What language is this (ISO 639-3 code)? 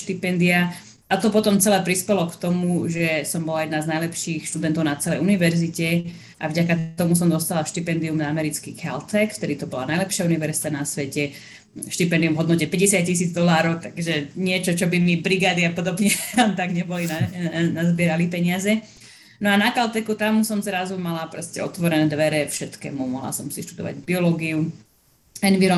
slk